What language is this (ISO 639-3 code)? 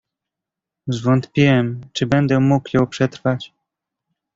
pol